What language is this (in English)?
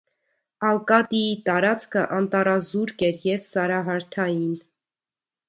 Armenian